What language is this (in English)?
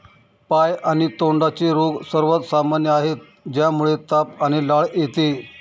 Marathi